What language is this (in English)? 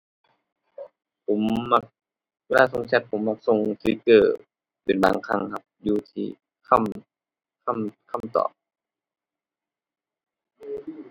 Thai